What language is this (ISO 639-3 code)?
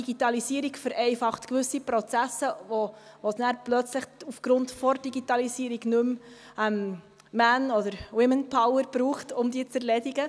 gsw